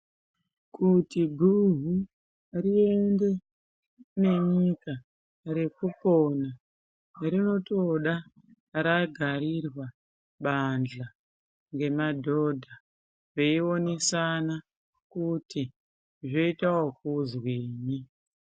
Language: Ndau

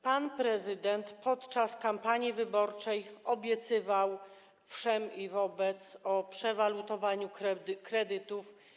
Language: Polish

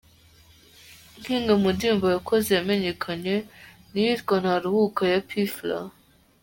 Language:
Kinyarwanda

